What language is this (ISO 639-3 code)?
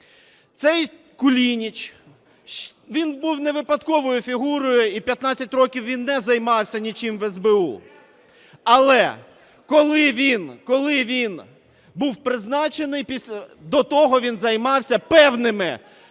ukr